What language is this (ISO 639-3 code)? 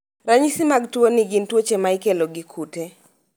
luo